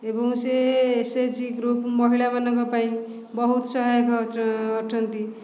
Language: Odia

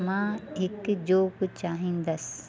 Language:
Sindhi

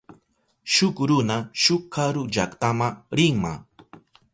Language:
Southern Pastaza Quechua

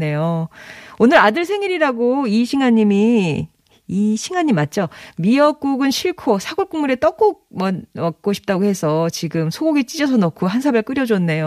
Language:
Korean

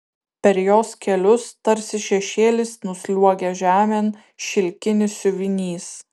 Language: Lithuanian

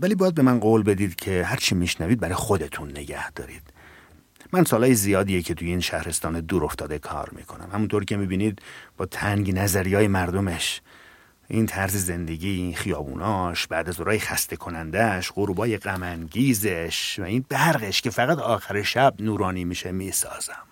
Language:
Persian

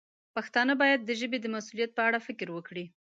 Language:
Pashto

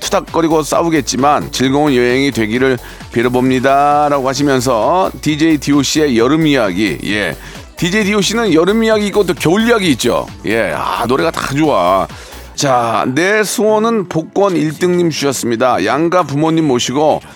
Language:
Korean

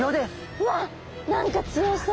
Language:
Japanese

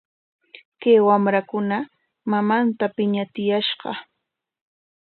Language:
Corongo Ancash Quechua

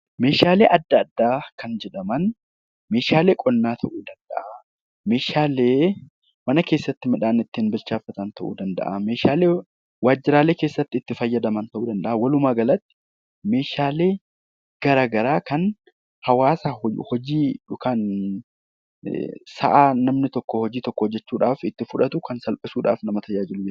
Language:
Oromo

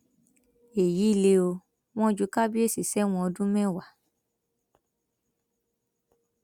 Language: Yoruba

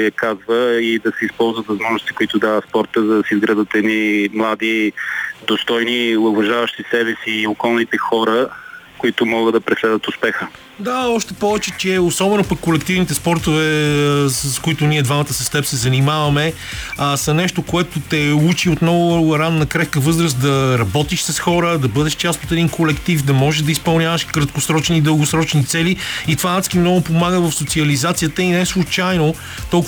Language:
Bulgarian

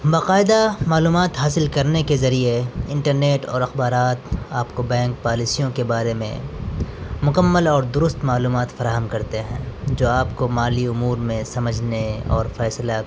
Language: Urdu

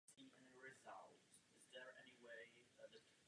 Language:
Czech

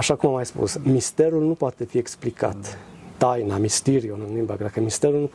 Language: Romanian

